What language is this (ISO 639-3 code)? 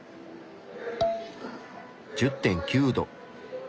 jpn